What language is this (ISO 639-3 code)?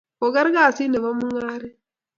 kln